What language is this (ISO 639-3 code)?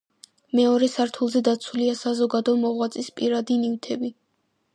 kat